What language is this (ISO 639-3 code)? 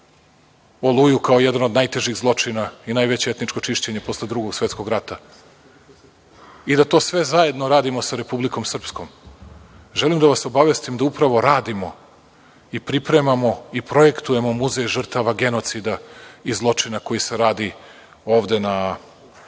srp